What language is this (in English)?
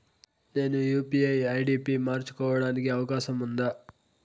Telugu